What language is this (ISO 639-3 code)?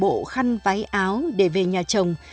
vie